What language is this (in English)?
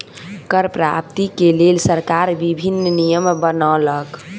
Maithili